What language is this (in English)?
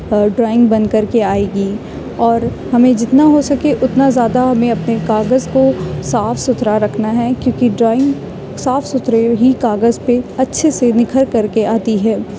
Urdu